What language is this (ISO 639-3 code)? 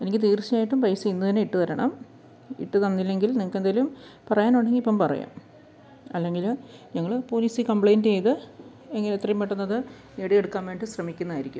mal